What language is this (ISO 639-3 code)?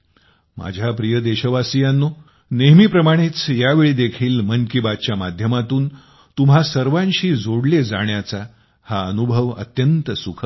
mar